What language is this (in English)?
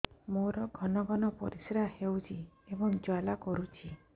Odia